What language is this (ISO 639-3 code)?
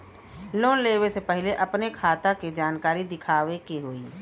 bho